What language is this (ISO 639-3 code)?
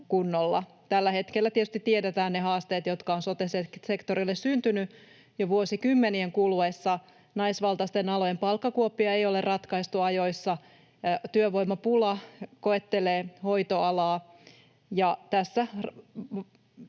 fin